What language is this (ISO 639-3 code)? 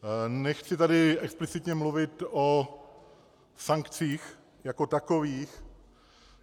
ces